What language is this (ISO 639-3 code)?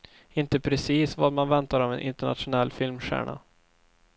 swe